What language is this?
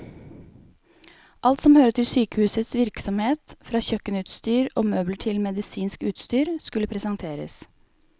Norwegian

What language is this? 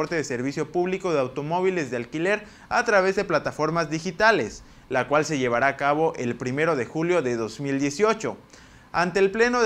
Spanish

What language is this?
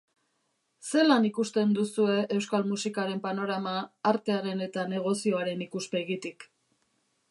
Basque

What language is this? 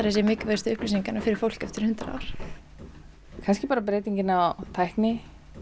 Icelandic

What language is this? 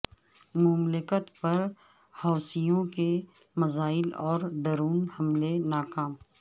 Urdu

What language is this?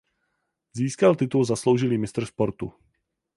Czech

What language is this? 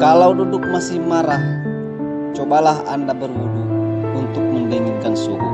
Indonesian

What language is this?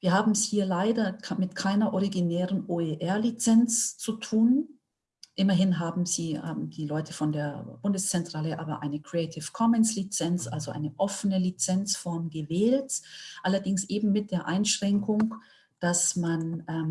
German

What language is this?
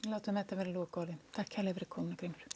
Icelandic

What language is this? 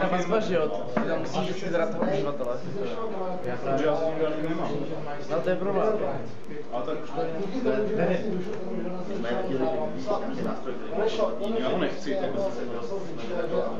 Czech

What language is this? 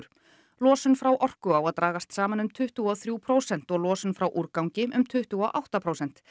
Icelandic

